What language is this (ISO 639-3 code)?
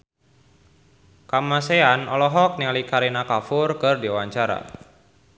sun